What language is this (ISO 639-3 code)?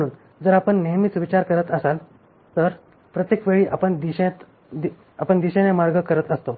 mar